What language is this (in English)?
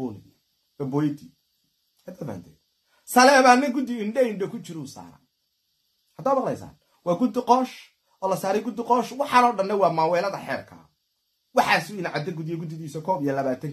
Arabic